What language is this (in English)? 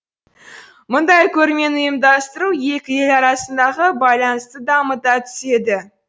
Kazakh